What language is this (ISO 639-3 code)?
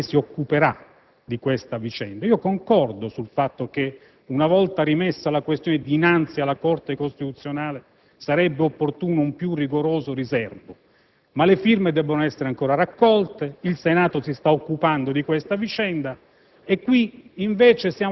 ita